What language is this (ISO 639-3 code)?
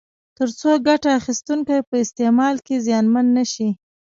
pus